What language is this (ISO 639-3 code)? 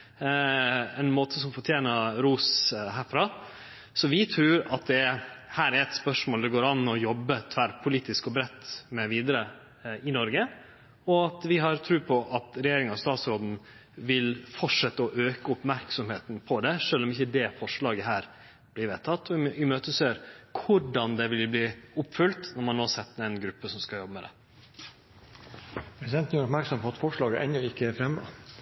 nor